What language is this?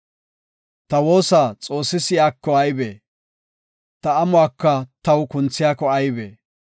Gofa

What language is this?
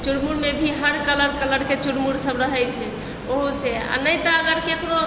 Maithili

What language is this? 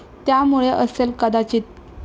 Marathi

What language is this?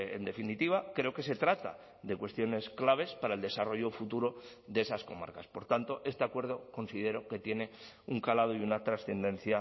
Spanish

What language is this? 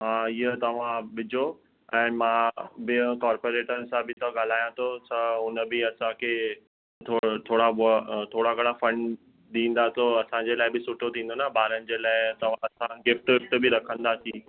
Sindhi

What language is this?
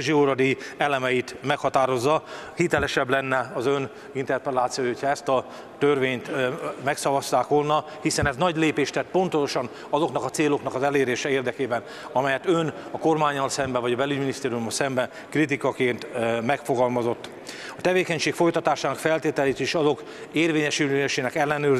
Hungarian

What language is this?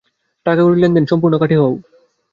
Bangla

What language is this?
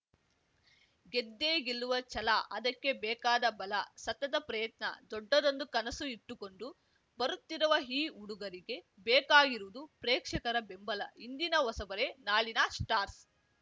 Kannada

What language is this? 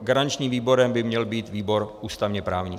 Czech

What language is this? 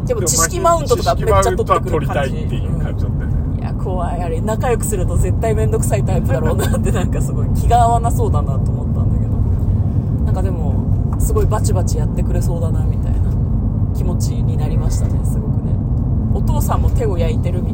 Japanese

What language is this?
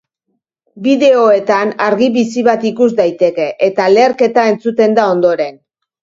Basque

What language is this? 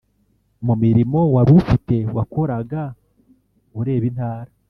Kinyarwanda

